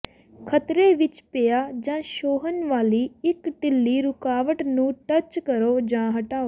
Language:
Punjabi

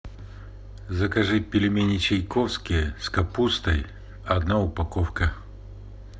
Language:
Russian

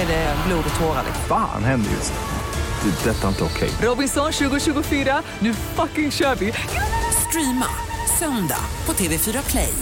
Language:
Swedish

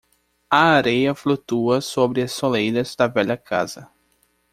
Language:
Portuguese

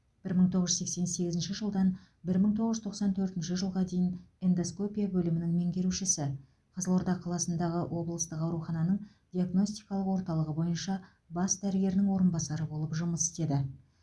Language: Kazakh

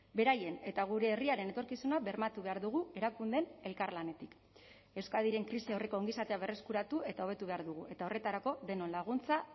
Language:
Basque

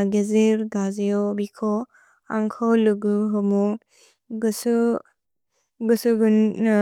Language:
Bodo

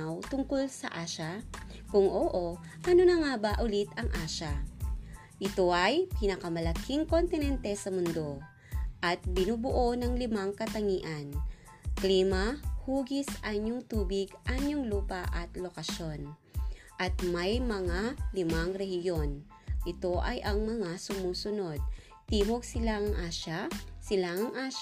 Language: Filipino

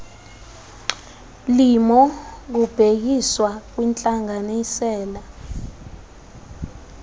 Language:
Xhosa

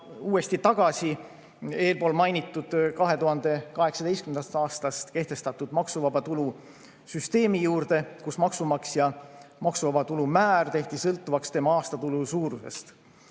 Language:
Estonian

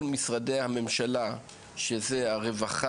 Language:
Hebrew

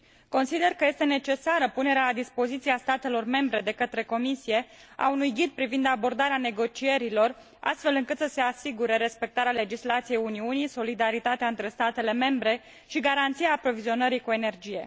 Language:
Romanian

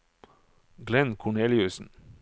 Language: Norwegian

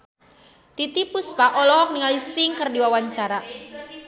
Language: Sundanese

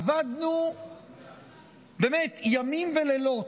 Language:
Hebrew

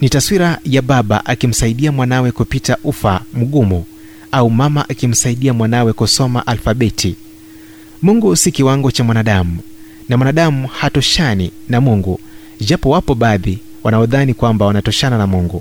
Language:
Swahili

